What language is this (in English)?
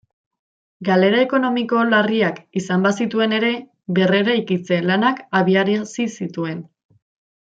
Basque